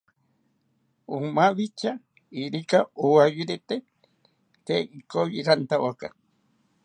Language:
South Ucayali Ashéninka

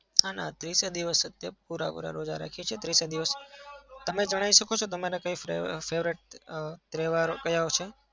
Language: Gujarati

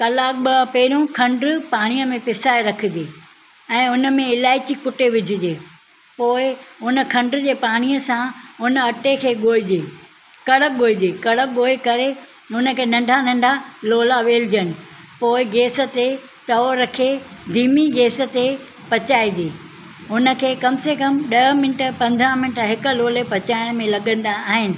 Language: Sindhi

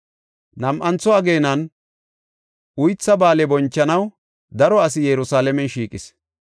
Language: Gofa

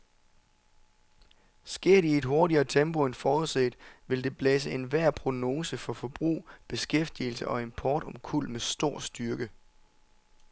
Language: Danish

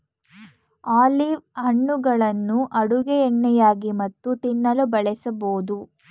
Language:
Kannada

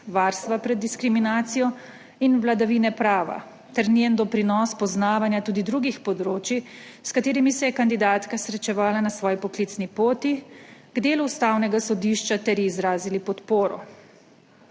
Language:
Slovenian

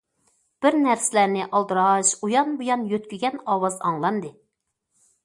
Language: Uyghur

